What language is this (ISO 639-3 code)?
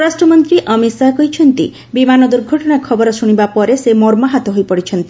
ori